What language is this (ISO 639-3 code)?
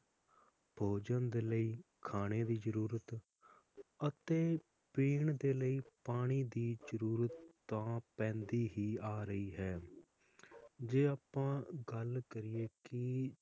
pan